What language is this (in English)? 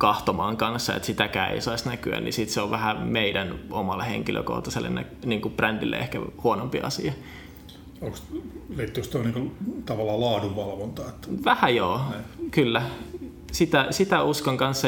Finnish